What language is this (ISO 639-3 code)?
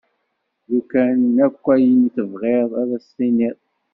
kab